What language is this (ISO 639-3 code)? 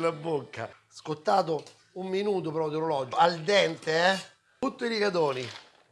ita